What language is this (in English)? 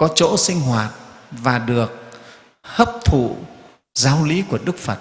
Vietnamese